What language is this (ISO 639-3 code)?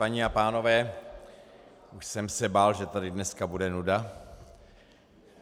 ces